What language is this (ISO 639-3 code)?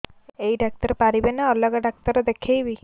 ori